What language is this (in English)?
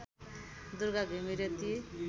Nepali